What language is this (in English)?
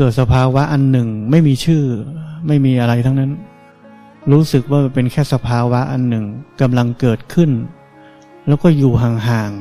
Thai